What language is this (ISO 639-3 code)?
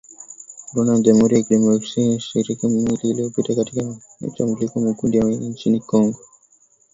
swa